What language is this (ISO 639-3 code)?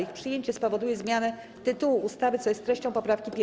pol